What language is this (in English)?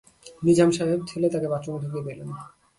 Bangla